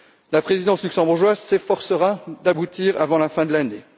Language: French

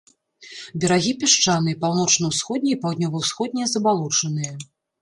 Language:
Belarusian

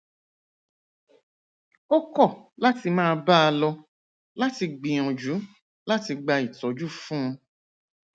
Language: Yoruba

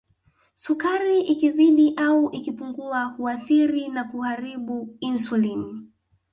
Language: Swahili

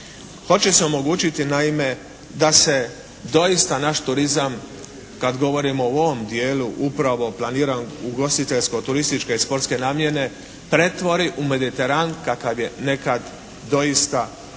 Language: Croatian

